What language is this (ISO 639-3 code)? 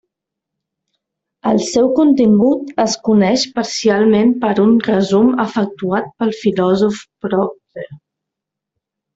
cat